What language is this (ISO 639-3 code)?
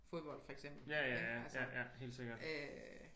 dan